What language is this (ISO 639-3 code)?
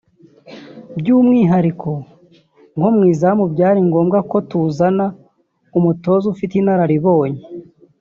kin